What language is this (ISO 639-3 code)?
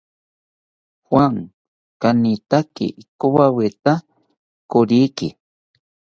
cpy